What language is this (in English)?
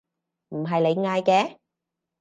Cantonese